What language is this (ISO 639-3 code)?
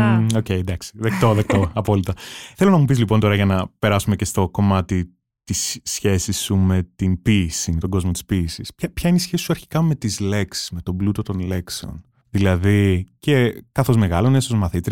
ell